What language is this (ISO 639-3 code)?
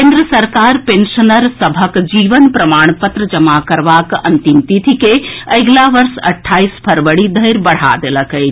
mai